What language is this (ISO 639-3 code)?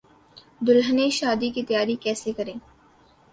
urd